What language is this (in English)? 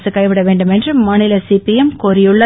Tamil